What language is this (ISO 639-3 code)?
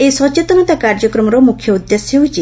ori